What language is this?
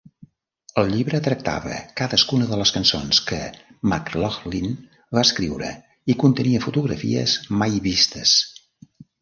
Catalan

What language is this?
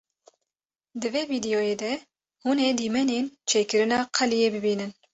Kurdish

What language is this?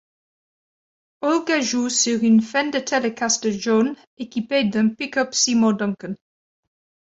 French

